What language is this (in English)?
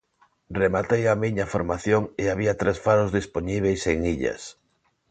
Galician